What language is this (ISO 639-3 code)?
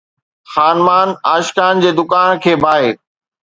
snd